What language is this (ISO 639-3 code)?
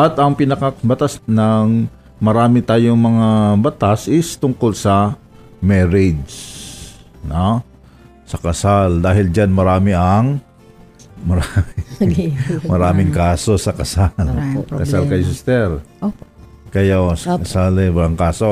fil